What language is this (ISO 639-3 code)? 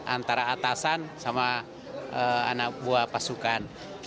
ind